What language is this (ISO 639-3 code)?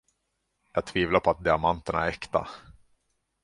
swe